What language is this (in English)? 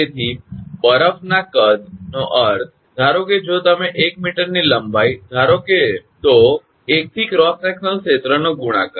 Gujarati